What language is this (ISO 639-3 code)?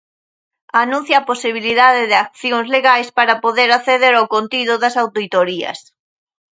glg